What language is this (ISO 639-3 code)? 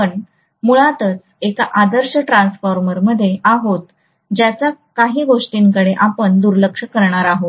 mar